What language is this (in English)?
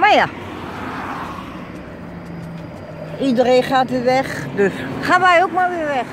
Dutch